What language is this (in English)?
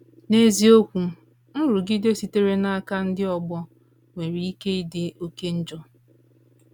Igbo